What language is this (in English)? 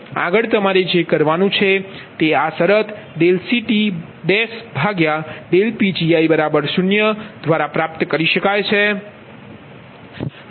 Gujarati